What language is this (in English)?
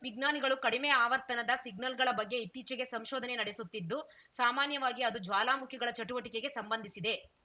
Kannada